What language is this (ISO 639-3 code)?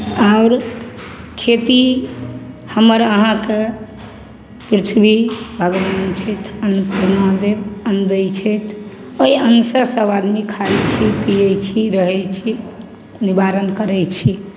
mai